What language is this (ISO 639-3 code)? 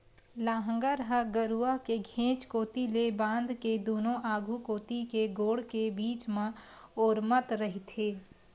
hne